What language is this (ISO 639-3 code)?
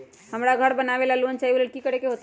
mag